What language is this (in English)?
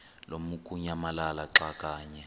Xhosa